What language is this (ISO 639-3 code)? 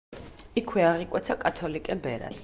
kat